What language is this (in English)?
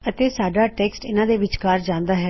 Punjabi